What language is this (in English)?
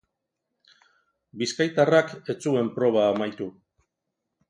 Basque